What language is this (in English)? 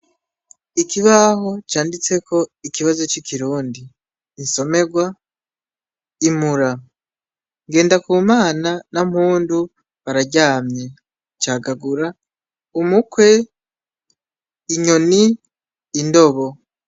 Rundi